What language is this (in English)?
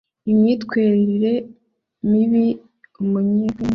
Kinyarwanda